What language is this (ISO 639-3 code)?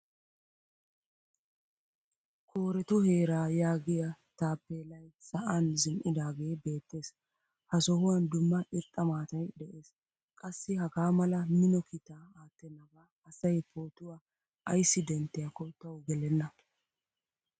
wal